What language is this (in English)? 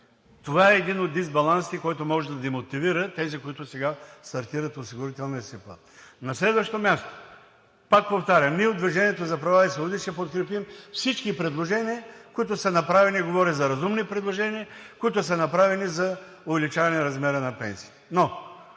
Bulgarian